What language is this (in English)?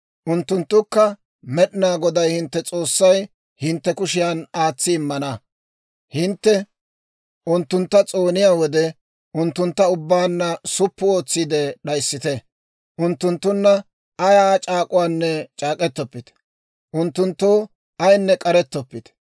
Dawro